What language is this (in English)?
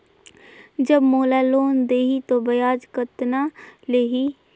Chhattisgarhi